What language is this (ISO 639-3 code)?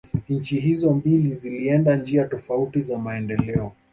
swa